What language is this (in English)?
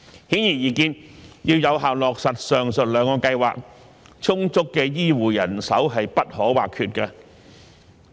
Cantonese